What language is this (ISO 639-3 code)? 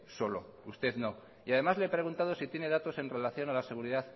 spa